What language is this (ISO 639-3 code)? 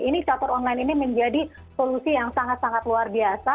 ind